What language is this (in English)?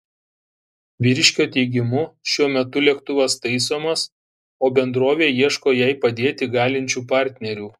Lithuanian